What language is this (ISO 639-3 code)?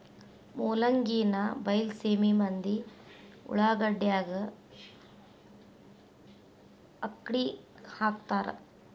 kan